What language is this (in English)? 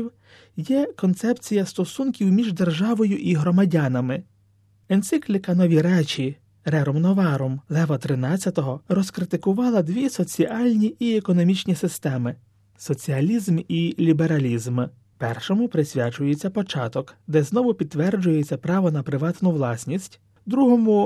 Ukrainian